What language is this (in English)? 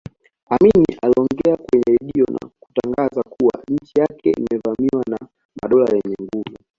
Swahili